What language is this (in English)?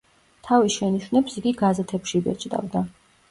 Georgian